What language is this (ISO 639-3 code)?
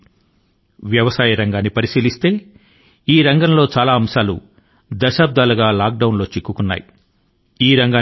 tel